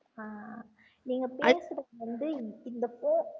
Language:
Tamil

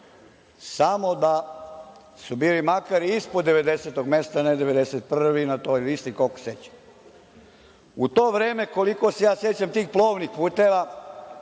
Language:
Serbian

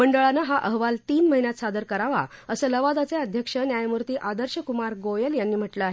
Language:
Marathi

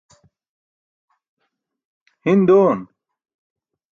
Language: Burushaski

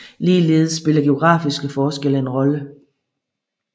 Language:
Danish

